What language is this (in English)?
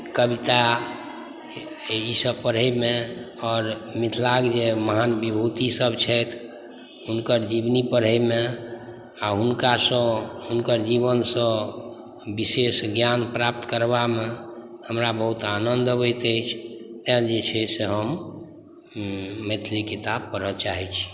Maithili